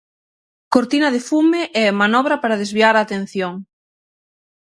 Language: Galician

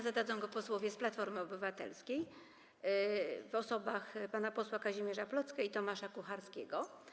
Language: Polish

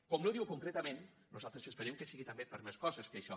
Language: Catalan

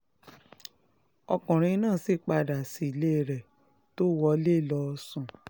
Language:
Yoruba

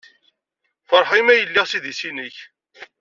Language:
Kabyle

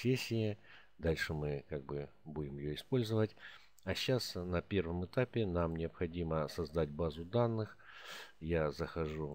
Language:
Russian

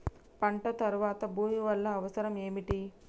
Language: Telugu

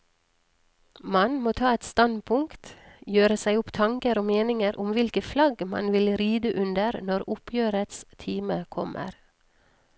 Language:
Norwegian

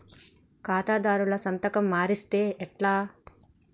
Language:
Telugu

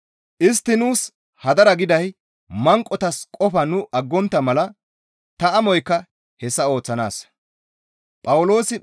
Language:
Gamo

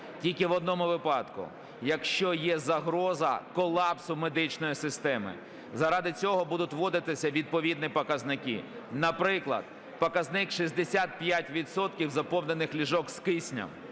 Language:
Ukrainian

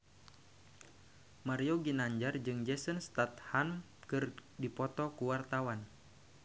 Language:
Sundanese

